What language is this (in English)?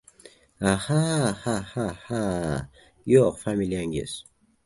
Uzbek